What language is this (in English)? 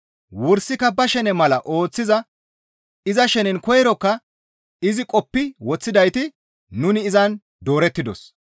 Gamo